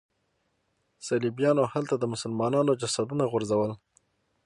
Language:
Pashto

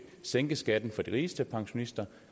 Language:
Danish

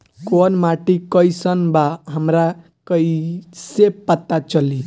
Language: Bhojpuri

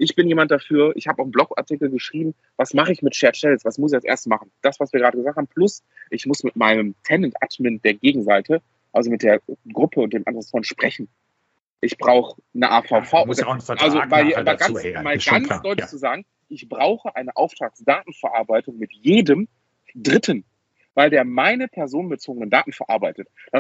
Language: German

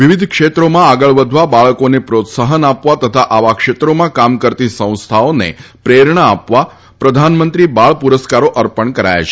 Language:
Gujarati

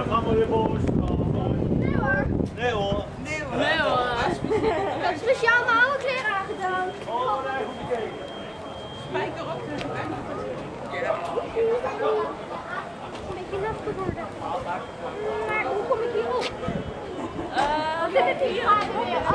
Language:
Dutch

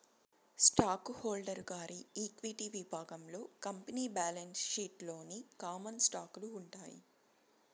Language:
Telugu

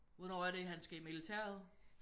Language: Danish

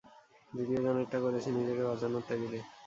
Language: Bangla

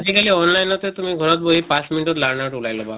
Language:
Assamese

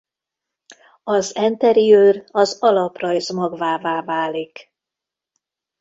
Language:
Hungarian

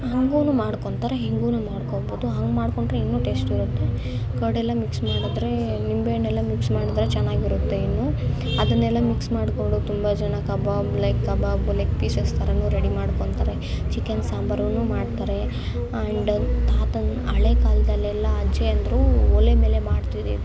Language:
Kannada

